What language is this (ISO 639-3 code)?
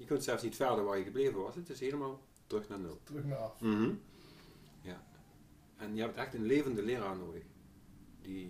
nld